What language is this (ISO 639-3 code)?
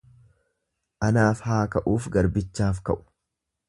orm